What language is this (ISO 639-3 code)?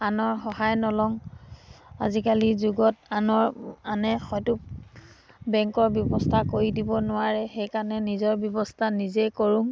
asm